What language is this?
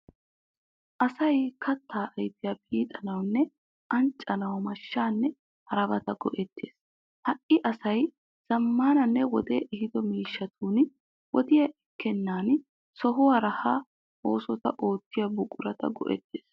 Wolaytta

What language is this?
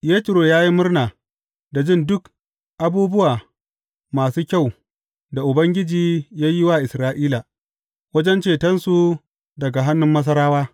Hausa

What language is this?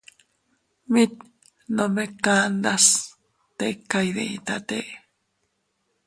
Teutila Cuicatec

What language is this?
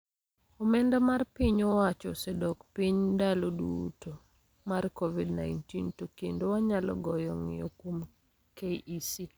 Luo (Kenya and Tanzania)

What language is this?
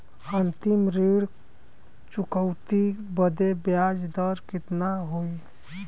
Bhojpuri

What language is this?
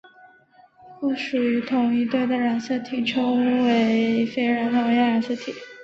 Chinese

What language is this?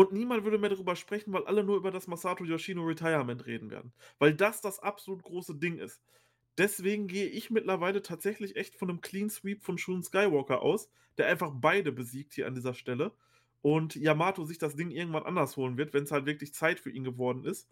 German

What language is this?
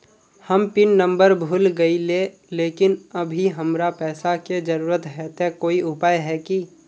Magahi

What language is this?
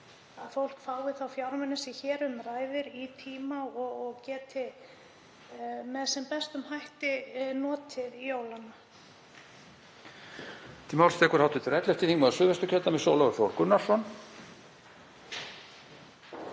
Icelandic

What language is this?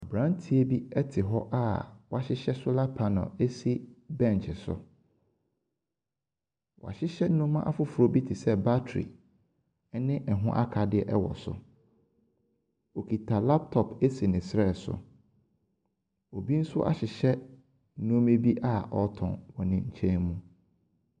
Akan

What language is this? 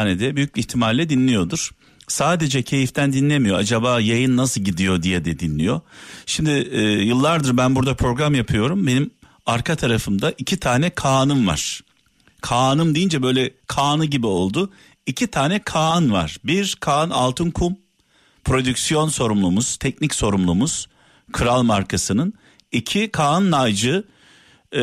Turkish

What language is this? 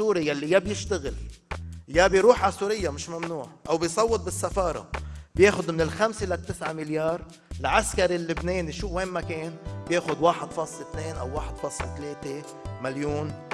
Arabic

